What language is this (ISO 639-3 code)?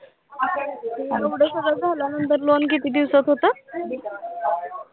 mar